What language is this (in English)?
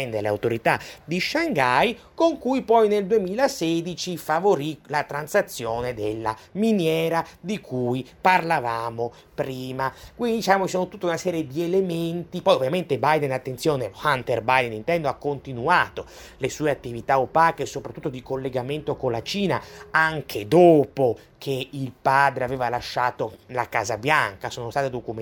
Italian